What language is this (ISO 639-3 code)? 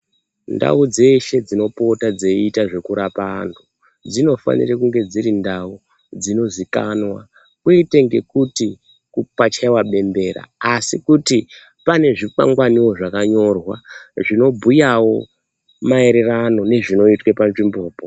ndc